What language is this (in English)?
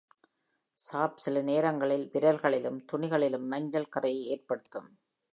Tamil